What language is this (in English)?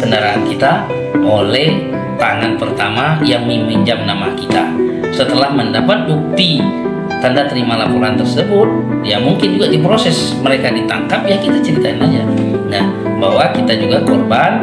Indonesian